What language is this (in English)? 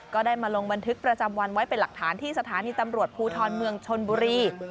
Thai